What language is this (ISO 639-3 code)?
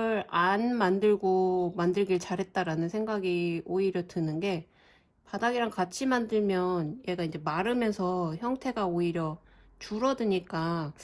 kor